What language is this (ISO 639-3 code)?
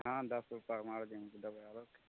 mai